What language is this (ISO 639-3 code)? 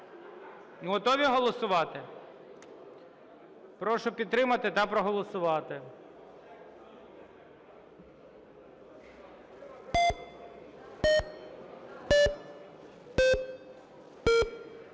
ukr